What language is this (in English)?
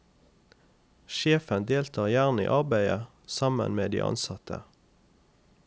Norwegian